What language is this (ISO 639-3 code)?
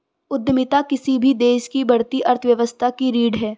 hin